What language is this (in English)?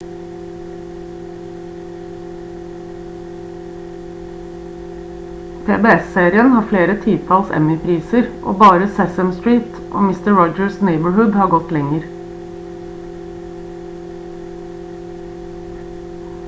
Norwegian Bokmål